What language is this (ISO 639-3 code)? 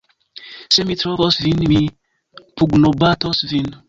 epo